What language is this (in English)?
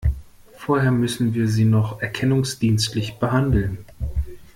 German